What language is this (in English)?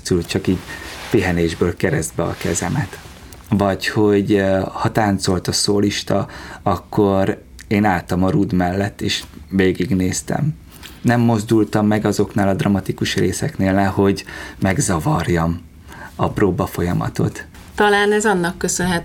Hungarian